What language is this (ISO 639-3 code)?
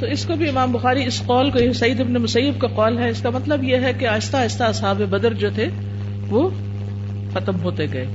urd